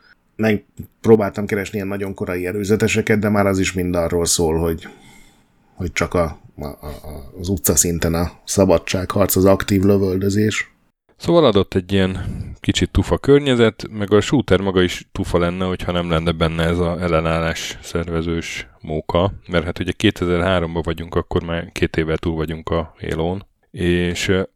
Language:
Hungarian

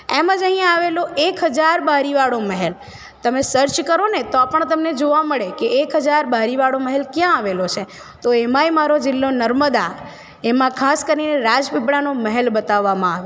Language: Gujarati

